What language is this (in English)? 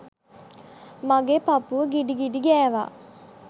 Sinhala